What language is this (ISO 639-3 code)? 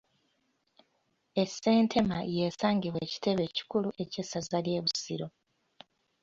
lug